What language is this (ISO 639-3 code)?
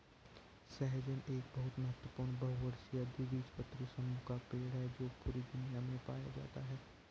hin